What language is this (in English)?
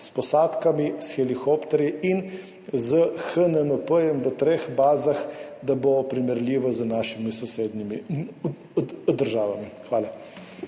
Slovenian